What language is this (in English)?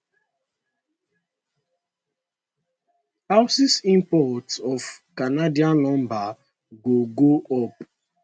Nigerian Pidgin